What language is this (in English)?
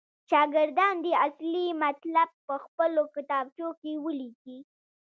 Pashto